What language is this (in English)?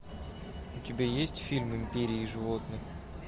Russian